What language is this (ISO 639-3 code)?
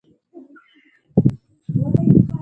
sbn